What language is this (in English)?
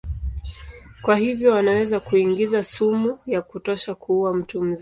Swahili